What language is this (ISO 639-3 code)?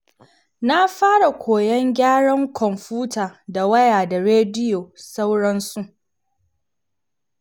hau